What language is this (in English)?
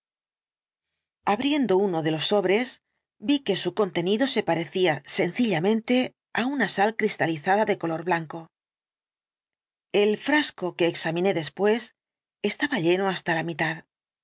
Spanish